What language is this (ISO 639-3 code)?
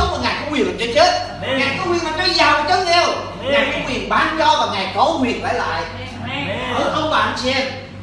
vie